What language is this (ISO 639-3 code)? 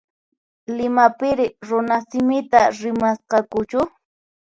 qxp